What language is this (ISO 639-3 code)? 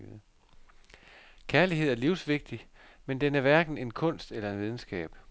dan